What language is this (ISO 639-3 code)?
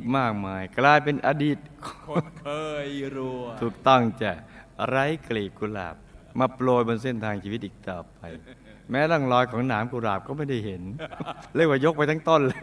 tha